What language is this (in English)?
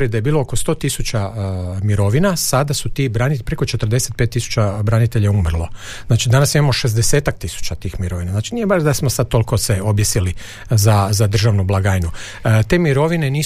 Croatian